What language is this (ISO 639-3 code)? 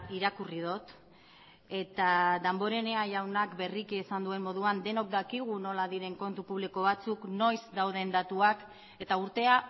eus